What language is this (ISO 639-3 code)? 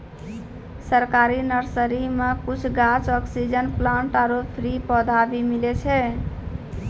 mai